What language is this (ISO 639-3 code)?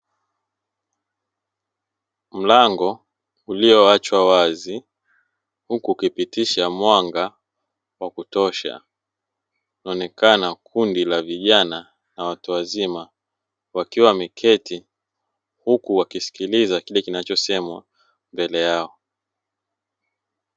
swa